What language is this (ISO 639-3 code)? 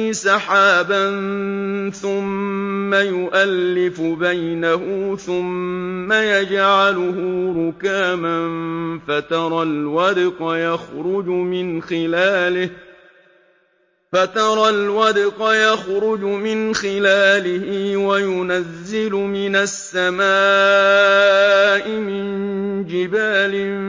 ara